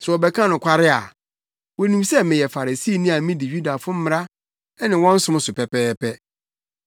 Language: Akan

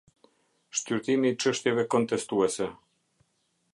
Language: Albanian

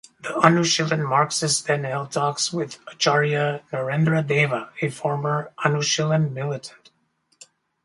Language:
English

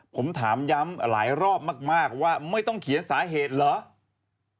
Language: Thai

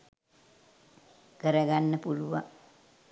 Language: Sinhala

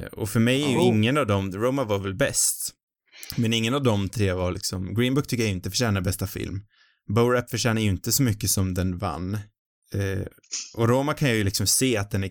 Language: Swedish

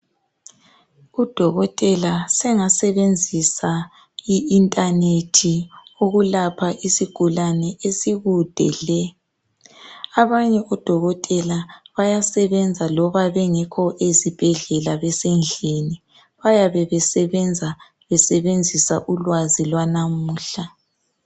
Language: North Ndebele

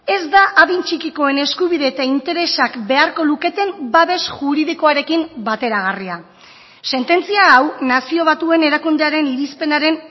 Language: Basque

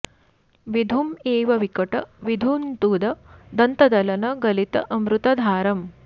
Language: Sanskrit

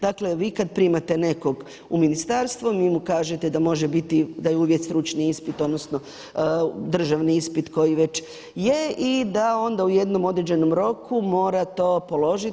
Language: Croatian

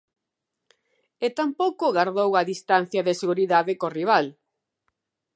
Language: Galician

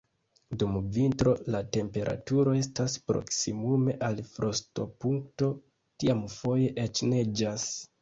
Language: Esperanto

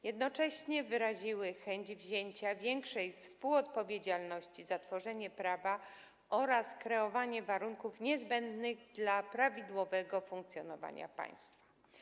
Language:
Polish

